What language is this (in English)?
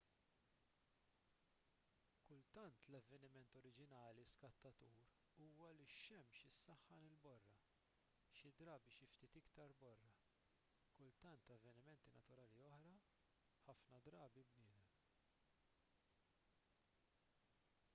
Maltese